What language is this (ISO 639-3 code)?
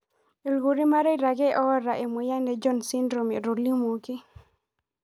mas